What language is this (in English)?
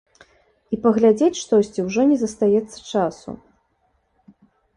Belarusian